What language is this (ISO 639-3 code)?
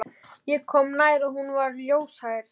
isl